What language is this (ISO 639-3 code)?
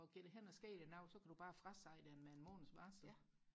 dan